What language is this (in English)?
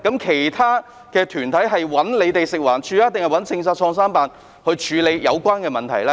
Cantonese